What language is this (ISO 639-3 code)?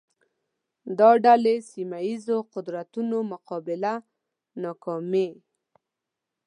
pus